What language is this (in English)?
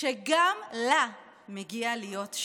Hebrew